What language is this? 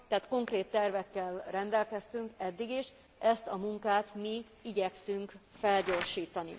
Hungarian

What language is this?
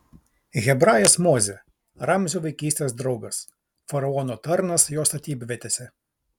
Lithuanian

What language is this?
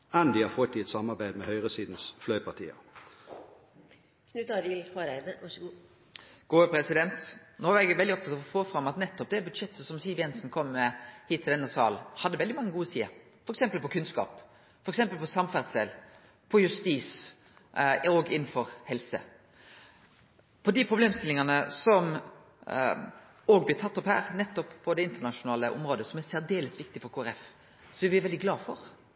Norwegian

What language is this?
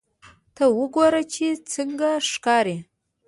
Pashto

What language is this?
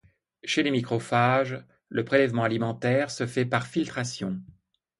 French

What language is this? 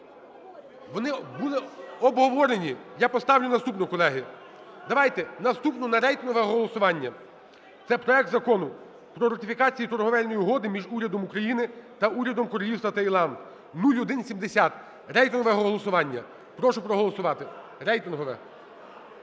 Ukrainian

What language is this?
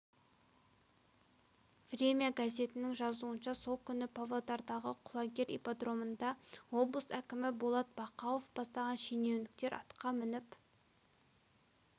Kazakh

